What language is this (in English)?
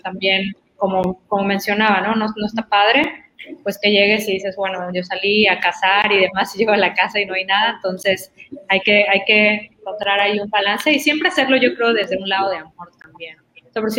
Spanish